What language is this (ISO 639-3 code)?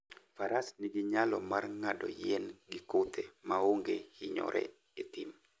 luo